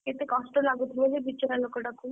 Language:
Odia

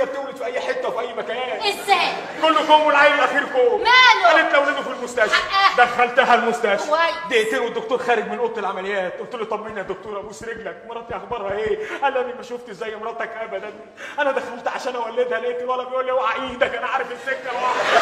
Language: Arabic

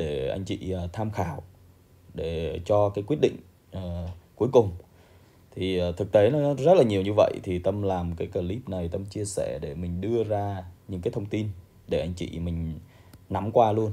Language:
Vietnamese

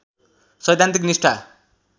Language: Nepali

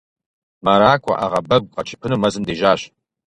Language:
Kabardian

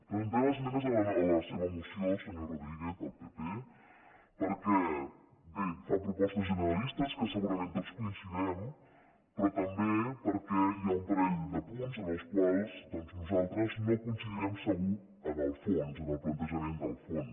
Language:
Catalan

